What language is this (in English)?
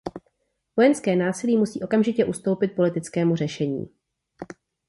Czech